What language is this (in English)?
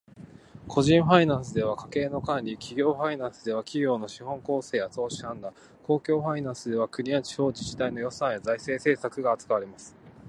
Japanese